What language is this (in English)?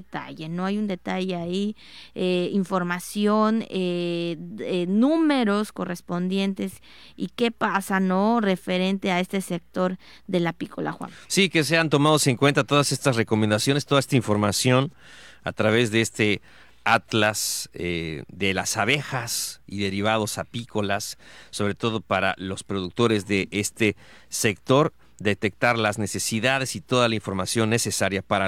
Spanish